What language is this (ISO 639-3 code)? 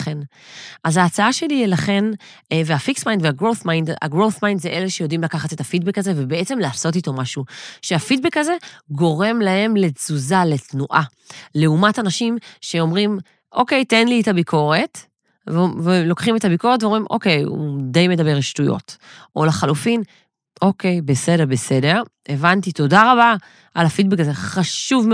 heb